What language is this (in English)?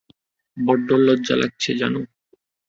Bangla